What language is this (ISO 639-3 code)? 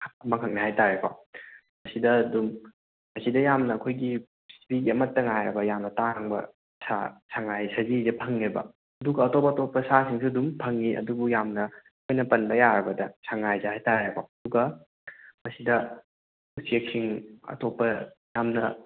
mni